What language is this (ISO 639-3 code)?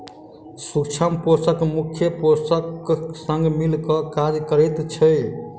mai